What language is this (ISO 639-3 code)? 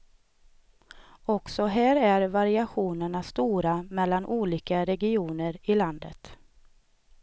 swe